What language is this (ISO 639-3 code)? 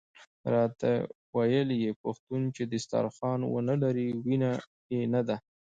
pus